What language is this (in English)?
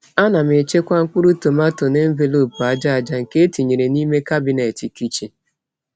Igbo